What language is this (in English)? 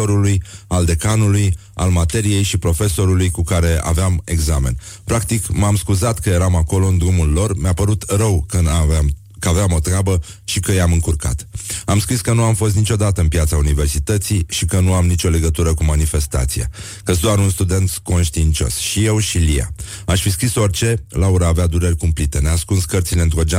Romanian